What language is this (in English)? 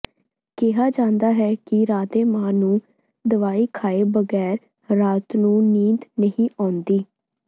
Punjabi